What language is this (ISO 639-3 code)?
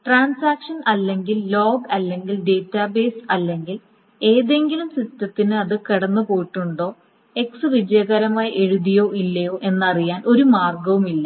mal